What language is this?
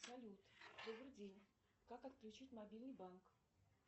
Russian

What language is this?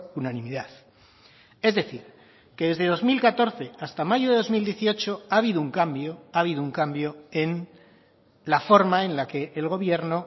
Spanish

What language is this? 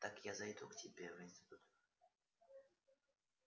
Russian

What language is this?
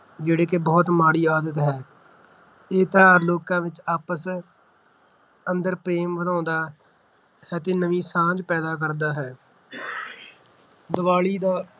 Punjabi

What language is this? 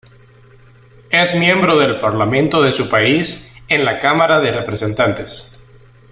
Spanish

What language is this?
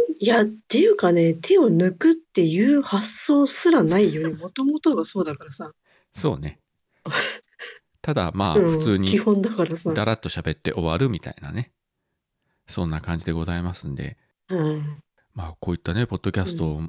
Japanese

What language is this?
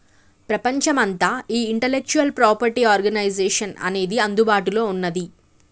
Telugu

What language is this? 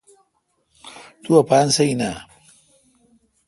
Kalkoti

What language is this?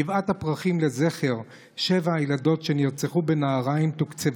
Hebrew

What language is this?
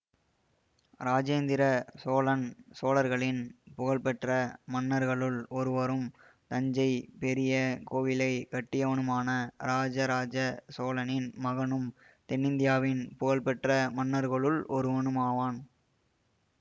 Tamil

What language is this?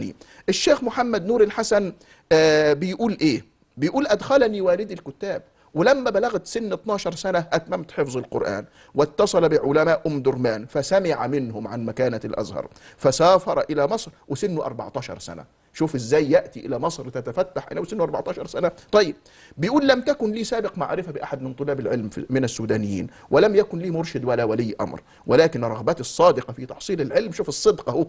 Arabic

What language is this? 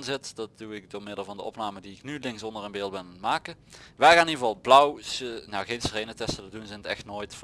Dutch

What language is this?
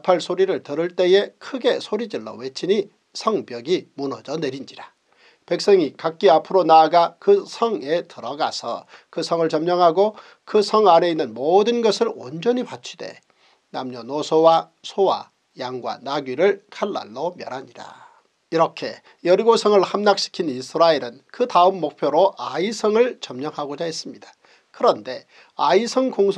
Korean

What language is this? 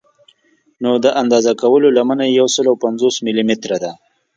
Pashto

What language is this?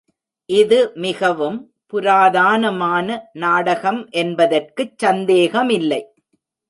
Tamil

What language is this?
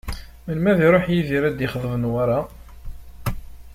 Kabyle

